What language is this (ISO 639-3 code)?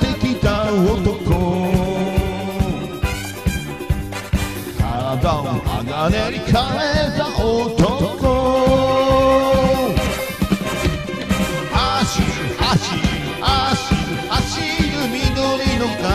ron